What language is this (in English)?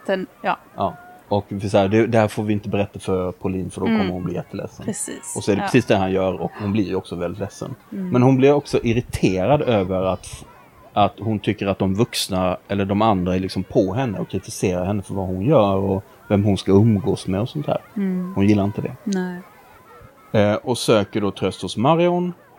Swedish